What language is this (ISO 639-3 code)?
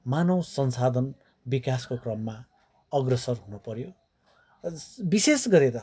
nep